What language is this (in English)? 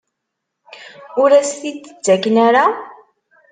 Kabyle